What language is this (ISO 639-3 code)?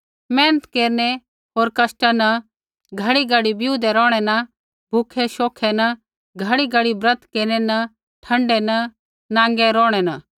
kfx